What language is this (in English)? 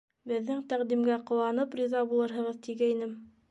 Bashkir